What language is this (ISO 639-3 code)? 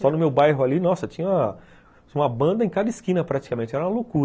por